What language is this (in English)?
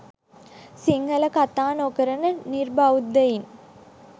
Sinhala